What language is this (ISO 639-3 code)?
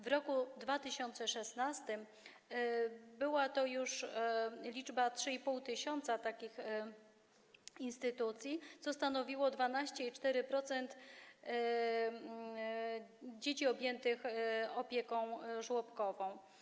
pol